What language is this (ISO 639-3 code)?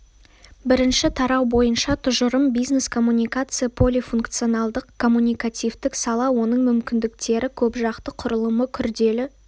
kaz